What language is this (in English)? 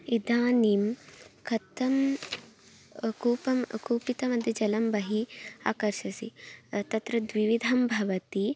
Sanskrit